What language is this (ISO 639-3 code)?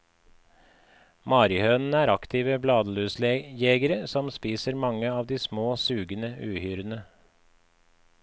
nor